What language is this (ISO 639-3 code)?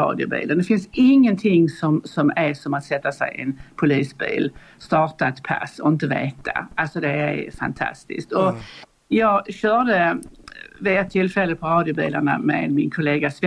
swe